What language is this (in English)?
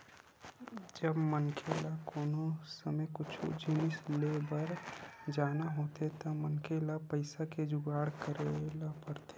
Chhattisgarhi